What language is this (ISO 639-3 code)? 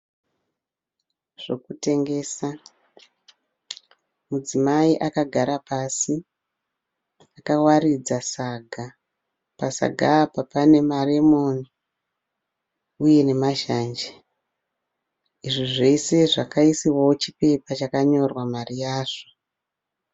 sna